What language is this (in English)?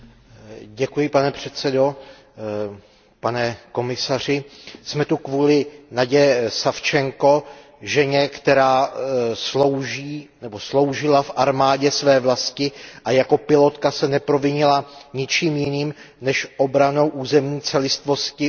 Czech